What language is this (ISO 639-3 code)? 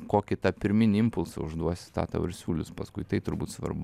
lit